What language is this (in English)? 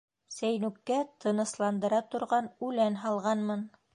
Bashkir